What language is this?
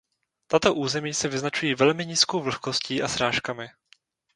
Czech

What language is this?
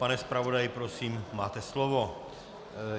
Czech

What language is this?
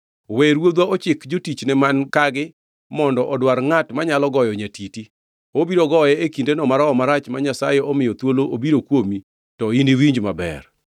Luo (Kenya and Tanzania)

